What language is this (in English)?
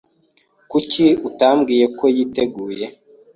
Kinyarwanda